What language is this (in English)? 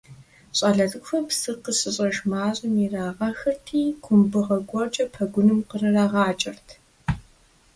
Kabardian